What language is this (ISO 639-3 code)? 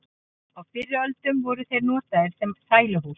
isl